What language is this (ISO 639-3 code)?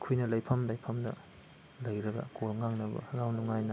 mni